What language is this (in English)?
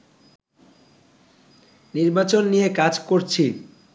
Bangla